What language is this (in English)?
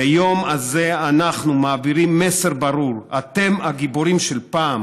Hebrew